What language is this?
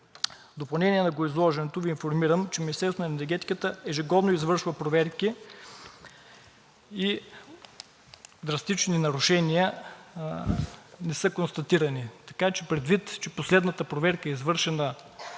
Bulgarian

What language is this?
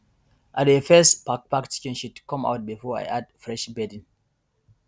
Nigerian Pidgin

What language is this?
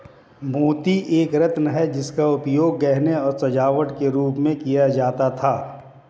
Hindi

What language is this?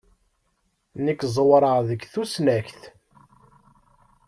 Kabyle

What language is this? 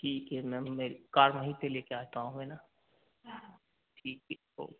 Hindi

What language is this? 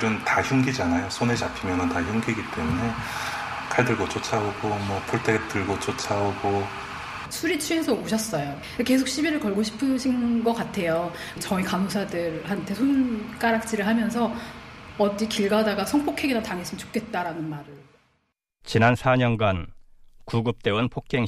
Korean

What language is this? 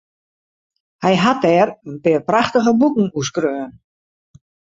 Western Frisian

